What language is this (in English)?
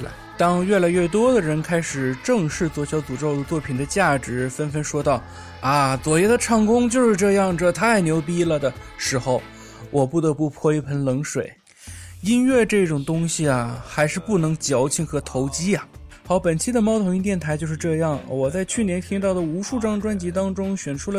Chinese